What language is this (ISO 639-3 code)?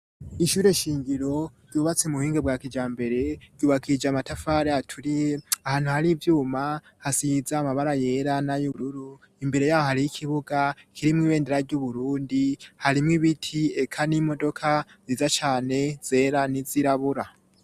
run